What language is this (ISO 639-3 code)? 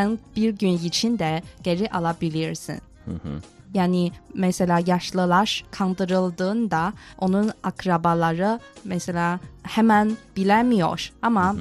tur